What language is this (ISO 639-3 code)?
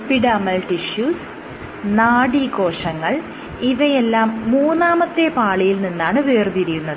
mal